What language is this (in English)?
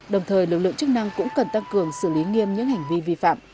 Vietnamese